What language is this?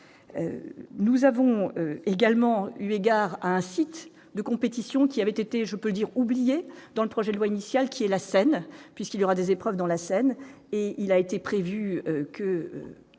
French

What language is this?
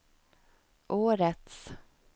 Swedish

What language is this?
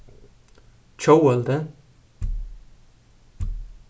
Faroese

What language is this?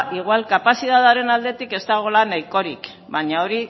Basque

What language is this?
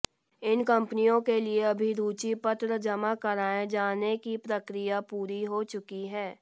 Hindi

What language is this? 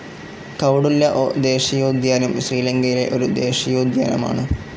Malayalam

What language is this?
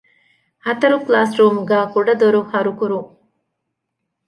Divehi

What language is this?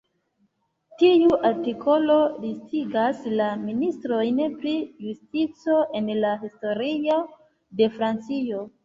Esperanto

